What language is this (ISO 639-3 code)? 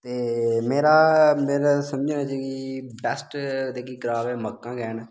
doi